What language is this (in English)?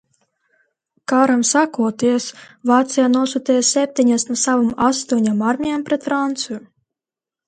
Latvian